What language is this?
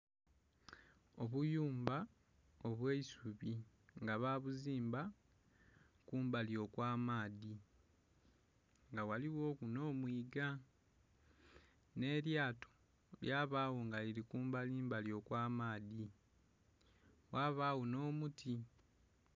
Soga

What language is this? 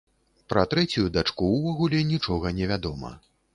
Belarusian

